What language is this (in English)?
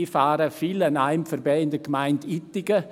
Swiss German